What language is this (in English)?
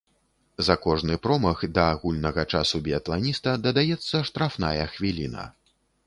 Belarusian